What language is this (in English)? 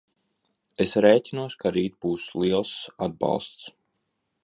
Latvian